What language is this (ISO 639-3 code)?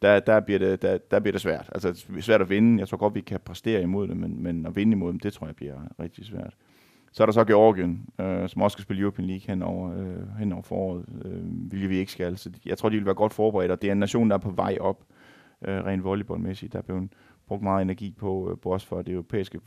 dan